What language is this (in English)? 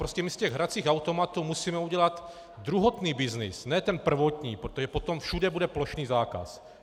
Czech